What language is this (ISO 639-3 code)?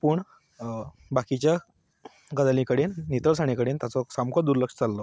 kok